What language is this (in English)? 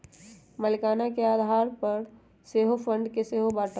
Magahi